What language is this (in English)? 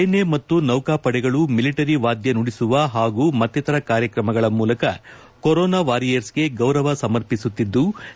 Kannada